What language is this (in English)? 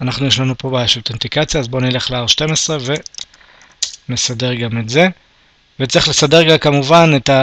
Hebrew